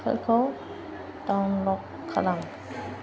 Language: Bodo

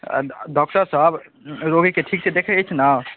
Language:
Maithili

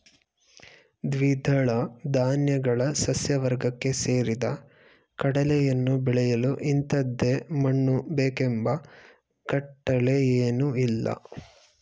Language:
Kannada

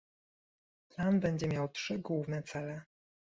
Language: Polish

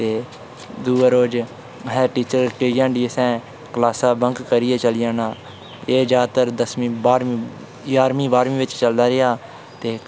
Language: Dogri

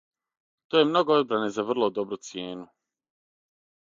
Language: Serbian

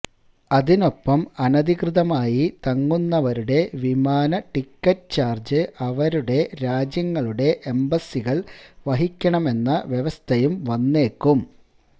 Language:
Malayalam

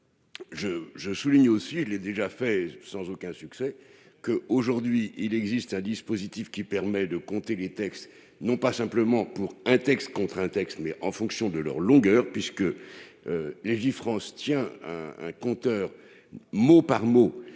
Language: French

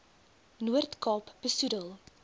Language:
Afrikaans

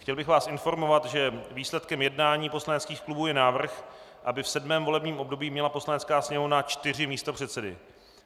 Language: Czech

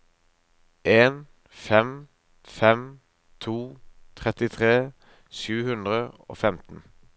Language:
Norwegian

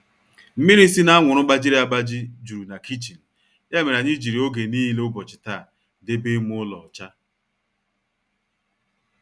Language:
Igbo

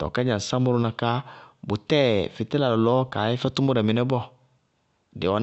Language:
Bago-Kusuntu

